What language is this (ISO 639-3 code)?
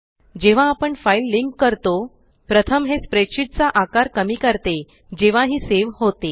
mar